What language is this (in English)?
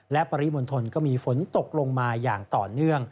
Thai